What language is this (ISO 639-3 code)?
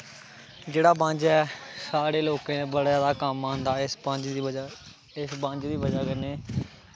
doi